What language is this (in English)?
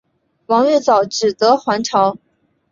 Chinese